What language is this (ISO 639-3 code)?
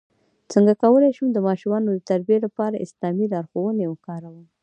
pus